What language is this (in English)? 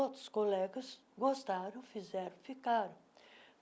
Portuguese